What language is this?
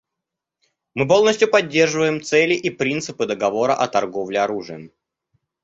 Russian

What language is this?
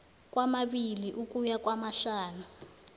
South Ndebele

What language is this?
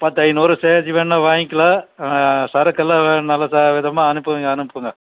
Tamil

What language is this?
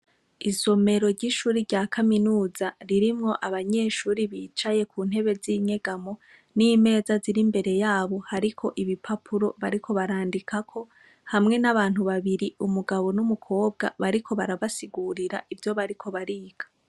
Rundi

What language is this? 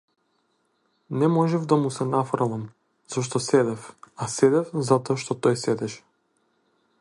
Macedonian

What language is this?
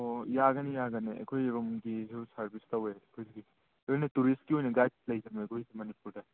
Manipuri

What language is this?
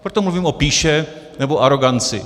Czech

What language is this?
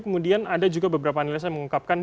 Indonesian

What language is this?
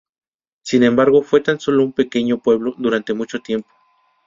Spanish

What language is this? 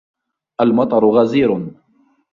Arabic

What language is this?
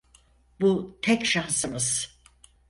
Turkish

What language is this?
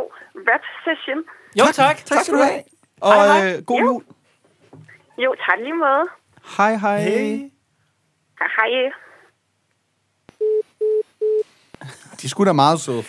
Danish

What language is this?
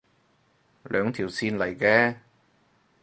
Cantonese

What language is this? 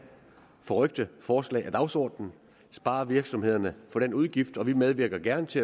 Danish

